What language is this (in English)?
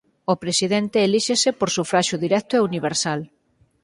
Galician